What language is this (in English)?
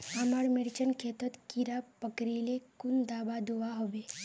Magahi